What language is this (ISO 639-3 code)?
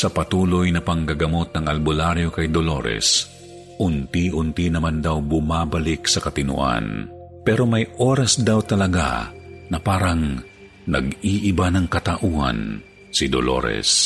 fil